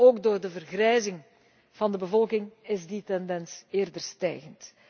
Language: Dutch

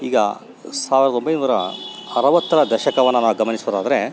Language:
Kannada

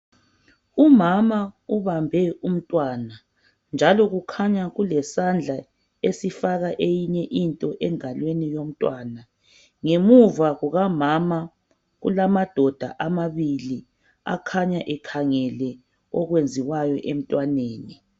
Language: North Ndebele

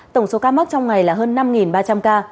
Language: Vietnamese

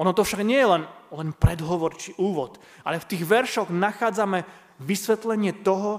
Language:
Slovak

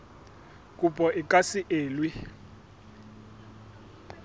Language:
Southern Sotho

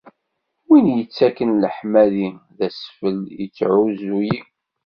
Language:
Kabyle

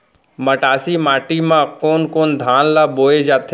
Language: Chhattisgarhi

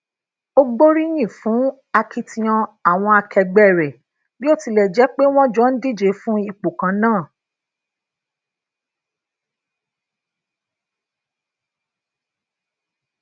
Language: Yoruba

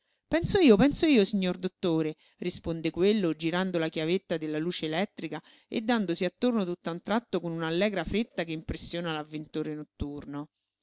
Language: Italian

